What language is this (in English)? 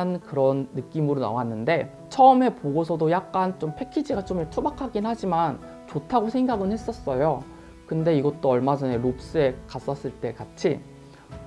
Korean